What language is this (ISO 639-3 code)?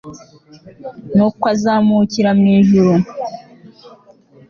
kin